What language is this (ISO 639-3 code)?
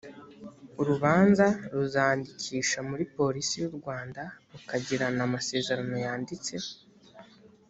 kin